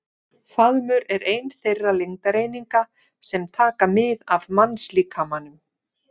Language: Icelandic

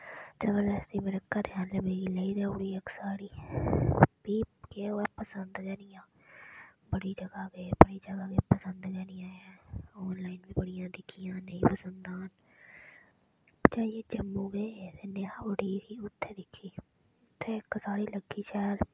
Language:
Dogri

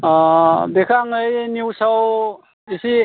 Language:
Bodo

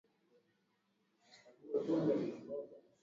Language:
Swahili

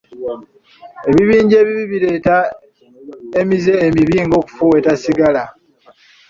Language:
Ganda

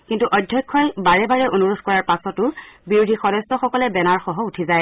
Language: Assamese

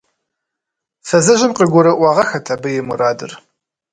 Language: Kabardian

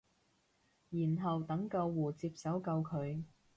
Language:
Cantonese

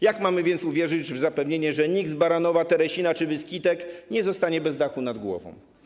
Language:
Polish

